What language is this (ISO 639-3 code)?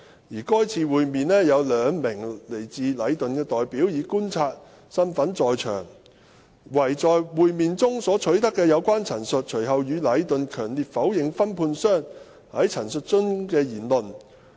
yue